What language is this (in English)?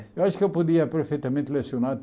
Portuguese